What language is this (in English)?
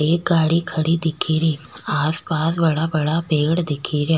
Rajasthani